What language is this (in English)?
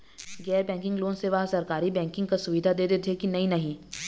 Chhattisgarhi